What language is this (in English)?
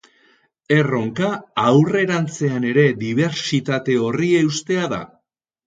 Basque